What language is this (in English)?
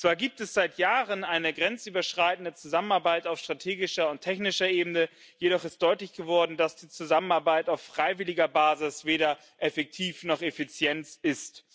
German